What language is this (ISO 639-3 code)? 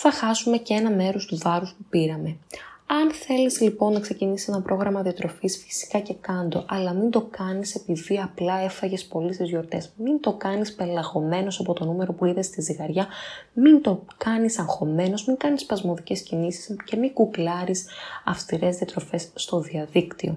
ell